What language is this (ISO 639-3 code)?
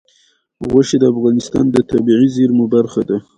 pus